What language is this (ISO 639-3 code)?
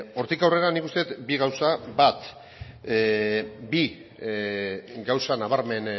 eus